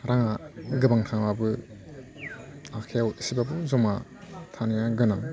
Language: Bodo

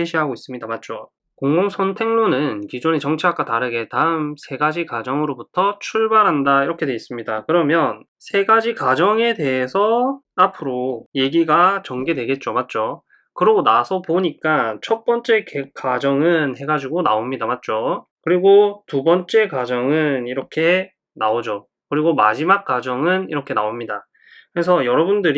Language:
Korean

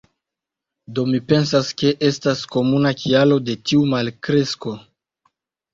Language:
Esperanto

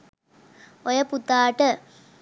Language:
Sinhala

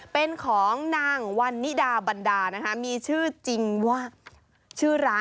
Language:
Thai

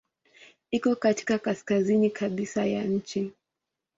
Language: Swahili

